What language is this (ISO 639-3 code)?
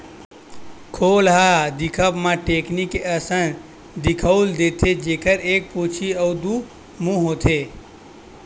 hne